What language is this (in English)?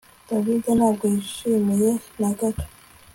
Kinyarwanda